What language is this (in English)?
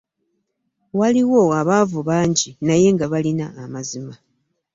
Ganda